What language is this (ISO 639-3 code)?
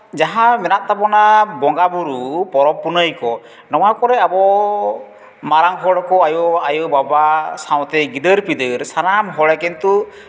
sat